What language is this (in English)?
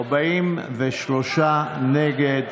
Hebrew